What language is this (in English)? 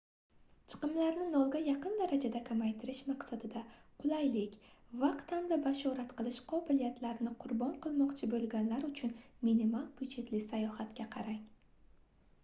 Uzbek